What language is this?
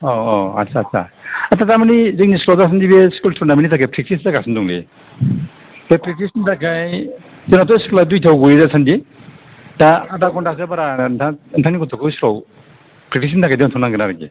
Bodo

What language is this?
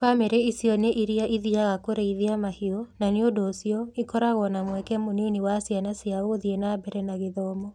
Kikuyu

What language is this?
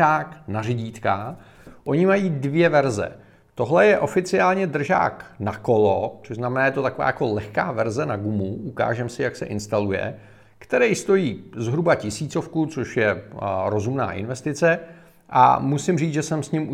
Czech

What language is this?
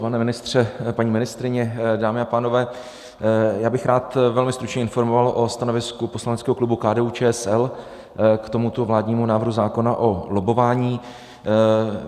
Czech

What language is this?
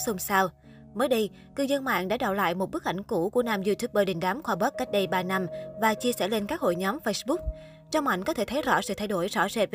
Vietnamese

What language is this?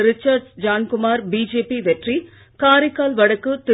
Tamil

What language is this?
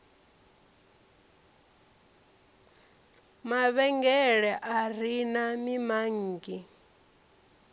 Venda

